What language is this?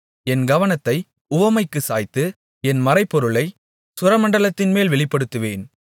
Tamil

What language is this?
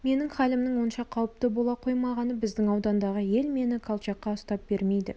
Kazakh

